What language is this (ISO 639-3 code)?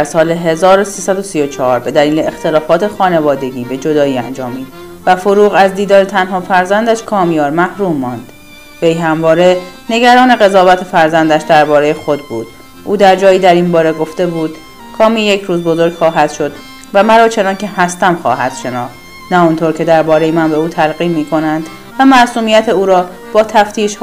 fas